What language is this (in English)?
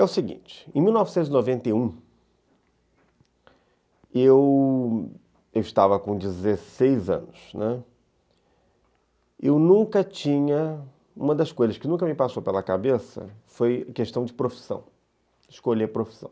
Portuguese